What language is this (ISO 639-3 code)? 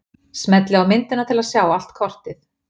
isl